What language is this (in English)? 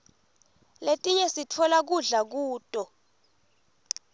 Swati